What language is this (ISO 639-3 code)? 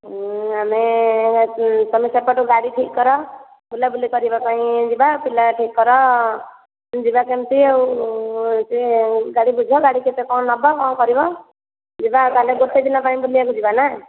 ori